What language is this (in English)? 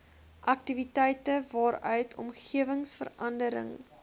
Afrikaans